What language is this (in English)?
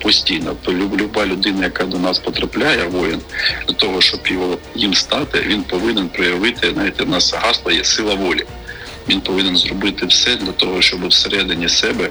Ukrainian